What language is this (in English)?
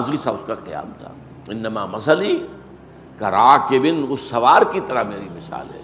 Urdu